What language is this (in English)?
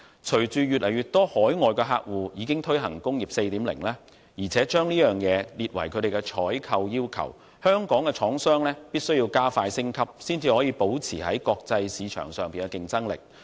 Cantonese